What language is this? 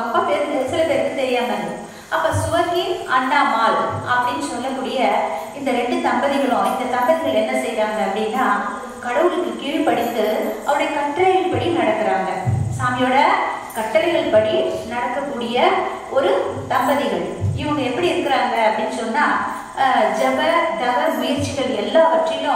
Korean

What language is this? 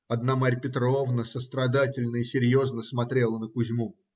Russian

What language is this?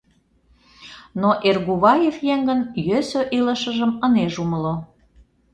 Mari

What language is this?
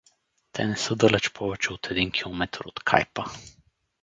Bulgarian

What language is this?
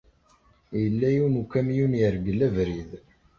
Kabyle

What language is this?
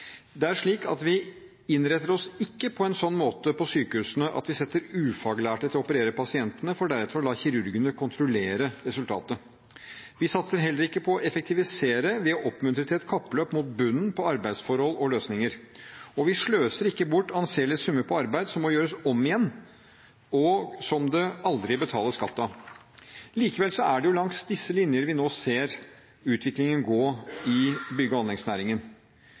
Norwegian Bokmål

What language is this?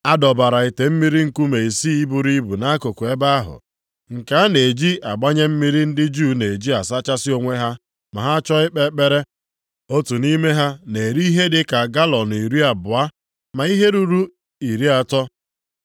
Igbo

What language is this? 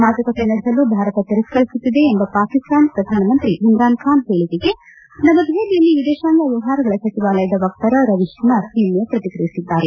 Kannada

